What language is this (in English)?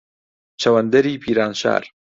Central Kurdish